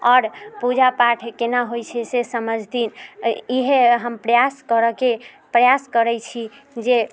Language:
Maithili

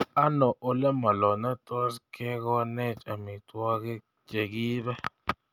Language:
Kalenjin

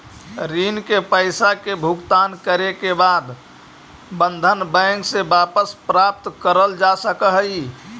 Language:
Magahi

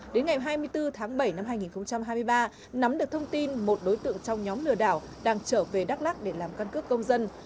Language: Vietnamese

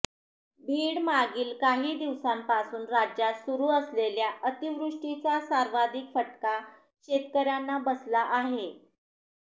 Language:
Marathi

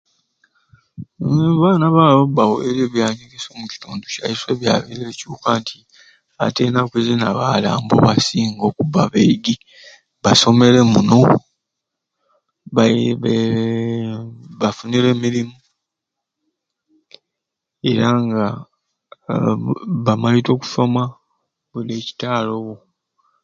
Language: Ruuli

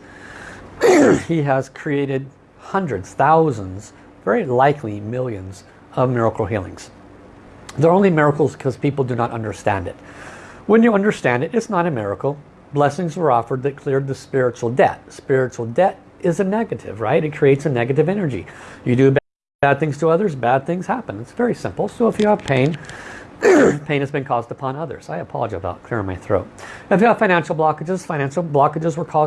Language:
English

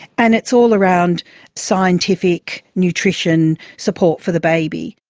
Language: English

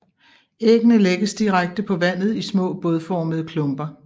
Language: Danish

